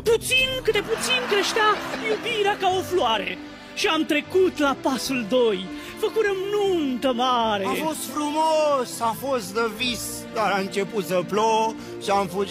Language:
Romanian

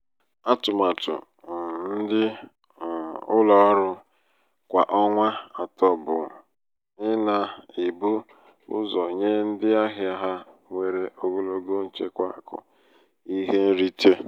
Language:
Igbo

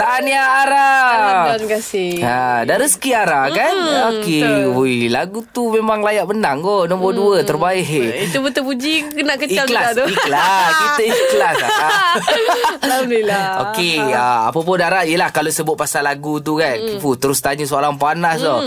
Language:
Malay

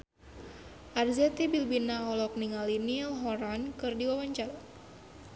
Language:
Sundanese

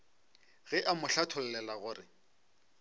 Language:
Northern Sotho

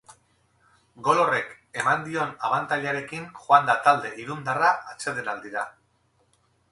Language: Basque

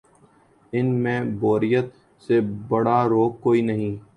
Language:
Urdu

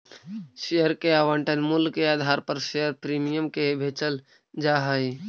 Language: Magahi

